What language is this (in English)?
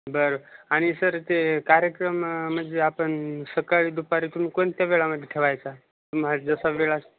Marathi